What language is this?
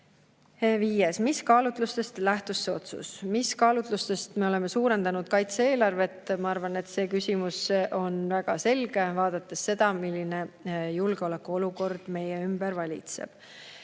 Estonian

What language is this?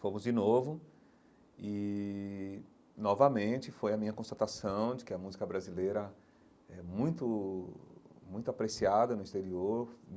Portuguese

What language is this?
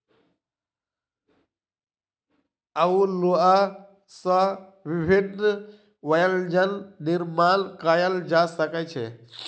Maithili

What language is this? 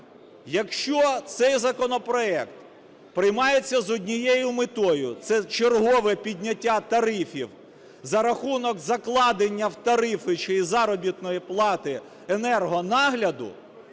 Ukrainian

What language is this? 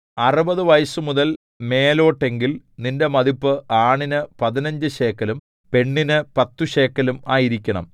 Malayalam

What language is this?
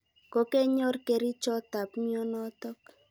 Kalenjin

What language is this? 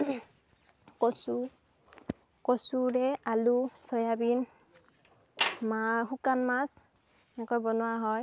Assamese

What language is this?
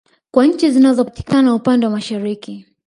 Swahili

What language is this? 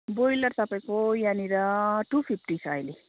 Nepali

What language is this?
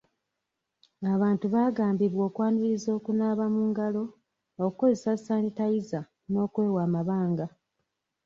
Ganda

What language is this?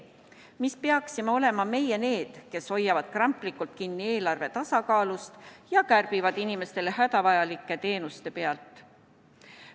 Estonian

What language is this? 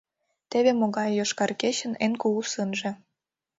Mari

